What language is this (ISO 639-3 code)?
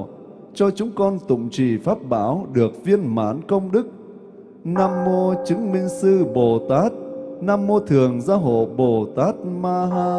vie